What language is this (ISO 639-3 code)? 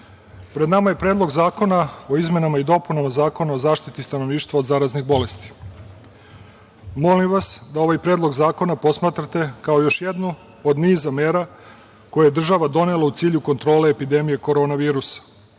srp